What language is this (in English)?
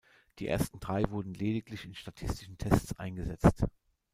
German